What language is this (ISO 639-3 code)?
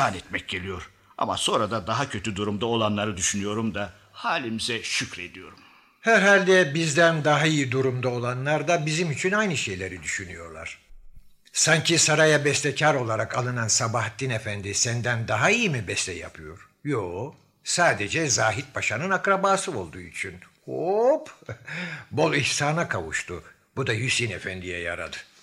tur